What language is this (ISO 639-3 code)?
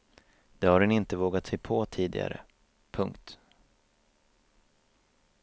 swe